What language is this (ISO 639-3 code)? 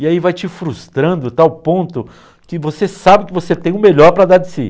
por